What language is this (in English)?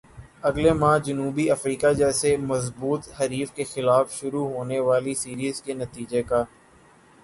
Urdu